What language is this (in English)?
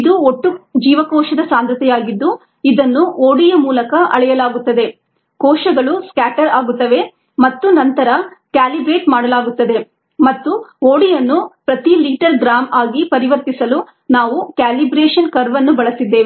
Kannada